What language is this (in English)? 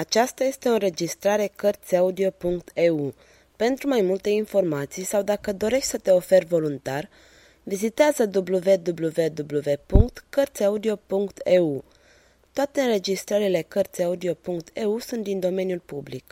Romanian